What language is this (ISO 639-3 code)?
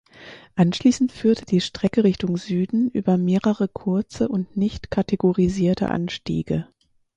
deu